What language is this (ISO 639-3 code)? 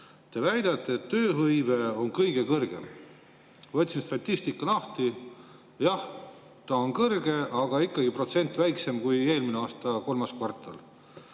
est